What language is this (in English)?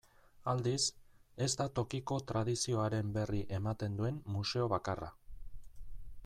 Basque